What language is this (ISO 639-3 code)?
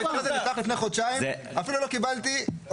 heb